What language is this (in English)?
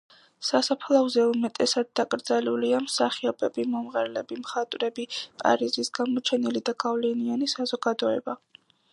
Georgian